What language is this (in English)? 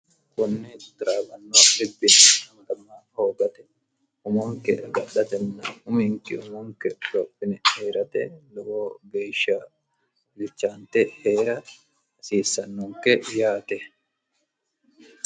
Sidamo